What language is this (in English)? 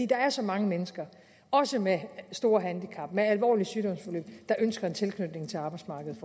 Danish